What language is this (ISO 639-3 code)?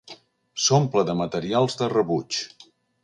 cat